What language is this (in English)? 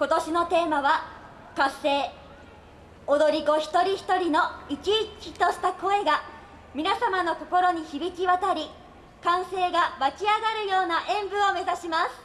Japanese